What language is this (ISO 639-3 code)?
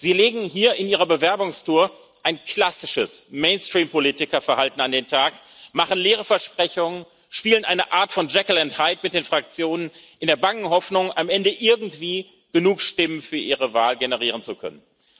deu